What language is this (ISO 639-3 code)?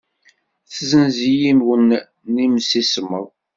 kab